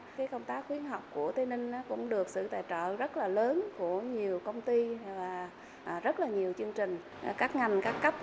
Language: Vietnamese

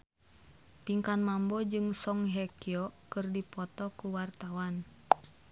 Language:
Sundanese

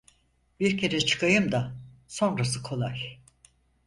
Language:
Turkish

